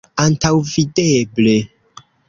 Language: Esperanto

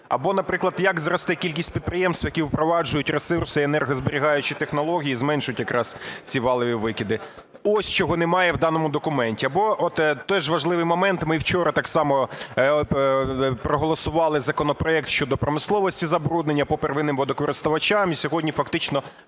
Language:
Ukrainian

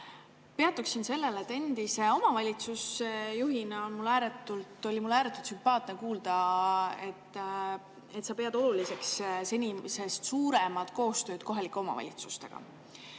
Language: Estonian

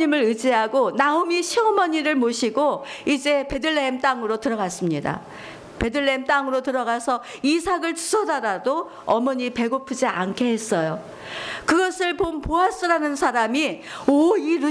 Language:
Korean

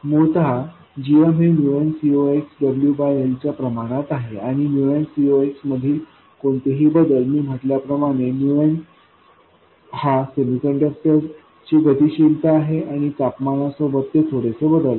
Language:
Marathi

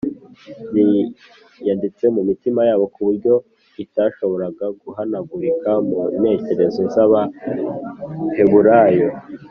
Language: Kinyarwanda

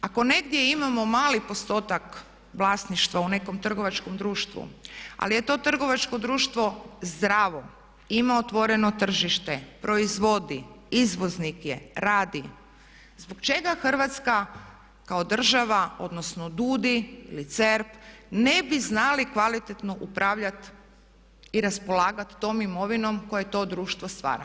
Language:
Croatian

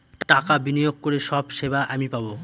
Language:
Bangla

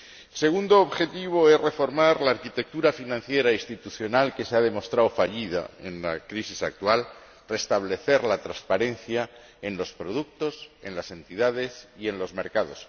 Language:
Spanish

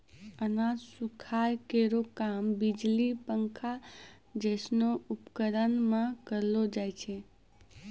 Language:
Maithili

